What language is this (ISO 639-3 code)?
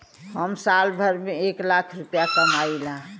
bho